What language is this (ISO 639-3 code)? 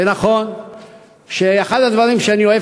heb